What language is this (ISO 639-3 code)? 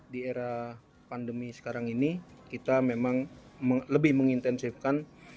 ind